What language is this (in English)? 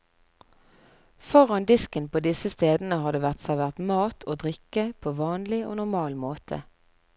Norwegian